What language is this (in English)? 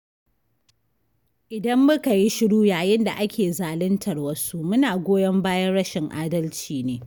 Hausa